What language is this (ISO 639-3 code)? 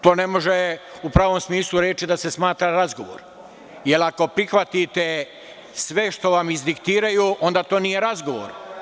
srp